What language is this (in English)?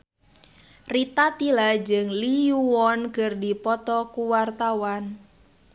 Sundanese